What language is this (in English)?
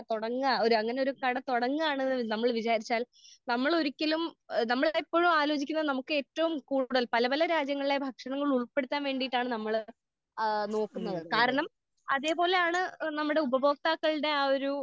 Malayalam